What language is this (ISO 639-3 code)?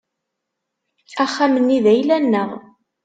kab